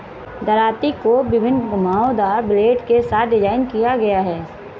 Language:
Hindi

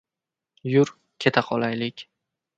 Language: Uzbek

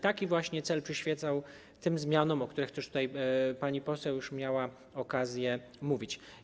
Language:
Polish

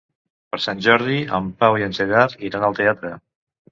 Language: Catalan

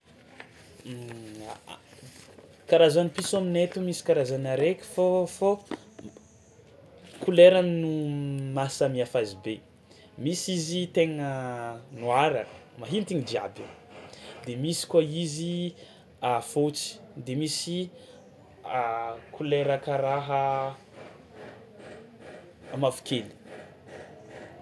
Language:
Tsimihety Malagasy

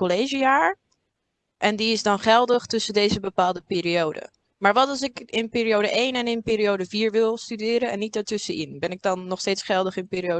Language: Dutch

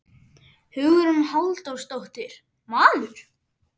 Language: Icelandic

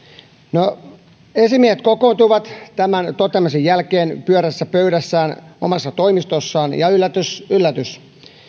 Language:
Finnish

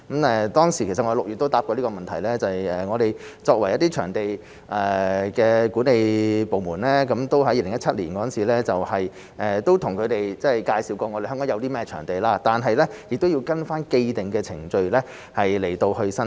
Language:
Cantonese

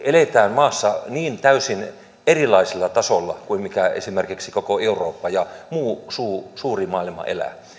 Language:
Finnish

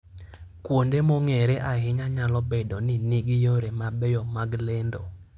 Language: Luo (Kenya and Tanzania)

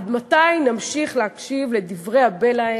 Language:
Hebrew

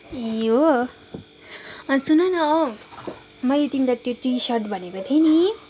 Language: Nepali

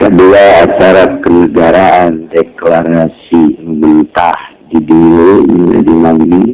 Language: Indonesian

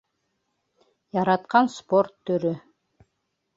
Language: Bashkir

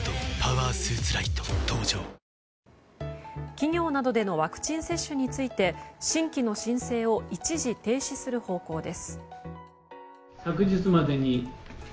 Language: Japanese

